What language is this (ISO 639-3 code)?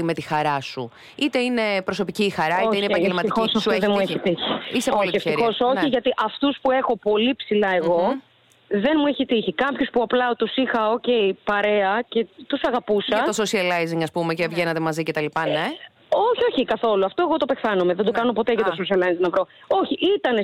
ell